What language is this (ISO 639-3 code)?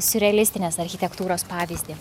lit